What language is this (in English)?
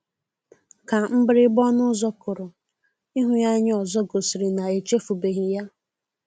Igbo